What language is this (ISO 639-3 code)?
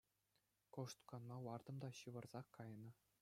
chv